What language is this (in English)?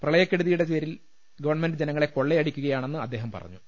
Malayalam